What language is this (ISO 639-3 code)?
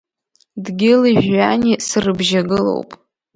abk